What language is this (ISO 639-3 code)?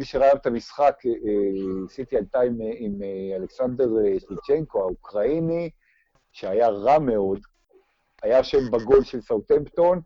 heb